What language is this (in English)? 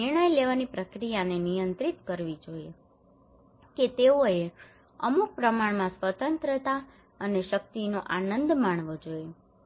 Gujarati